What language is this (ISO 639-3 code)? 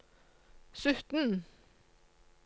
nor